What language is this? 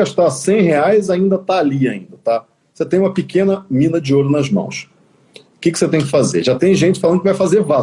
Portuguese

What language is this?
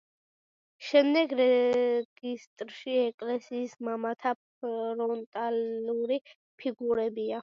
Georgian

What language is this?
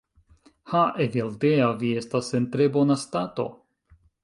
Esperanto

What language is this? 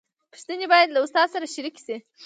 Pashto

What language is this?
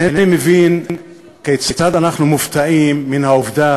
Hebrew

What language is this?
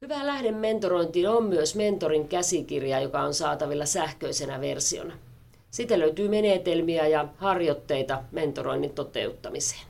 Finnish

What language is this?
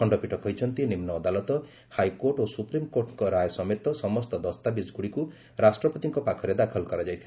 Odia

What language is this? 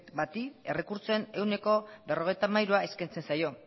Basque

